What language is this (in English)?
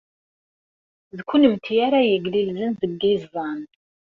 Kabyle